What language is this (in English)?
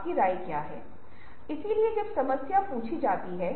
Hindi